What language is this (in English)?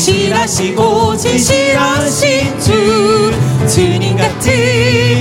Korean